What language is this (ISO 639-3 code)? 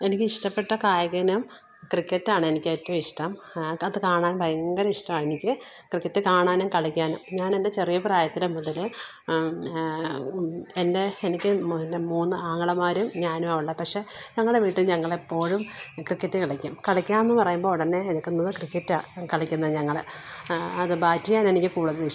mal